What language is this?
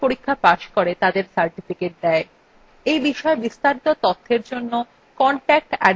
Bangla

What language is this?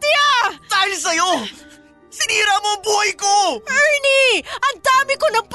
Filipino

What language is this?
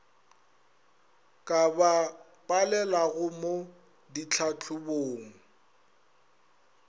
Northern Sotho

